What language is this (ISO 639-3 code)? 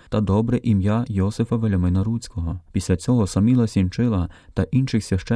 ukr